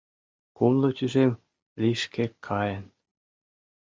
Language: Mari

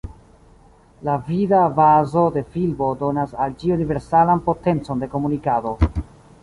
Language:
Esperanto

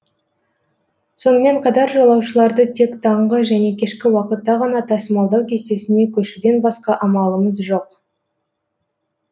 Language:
Kazakh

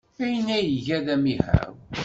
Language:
Kabyle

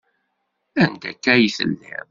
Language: Kabyle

